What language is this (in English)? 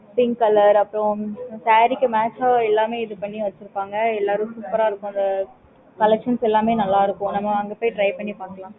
Tamil